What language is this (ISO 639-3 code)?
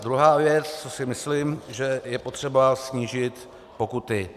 ces